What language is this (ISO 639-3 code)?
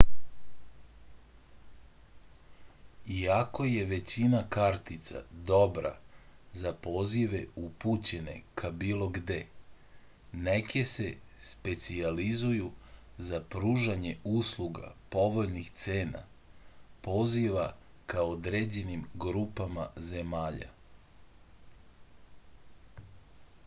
srp